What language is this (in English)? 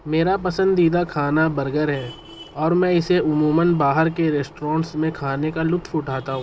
Urdu